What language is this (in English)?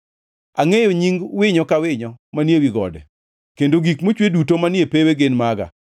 Luo (Kenya and Tanzania)